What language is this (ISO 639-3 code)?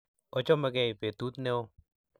kln